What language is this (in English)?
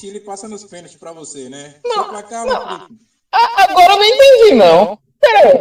Portuguese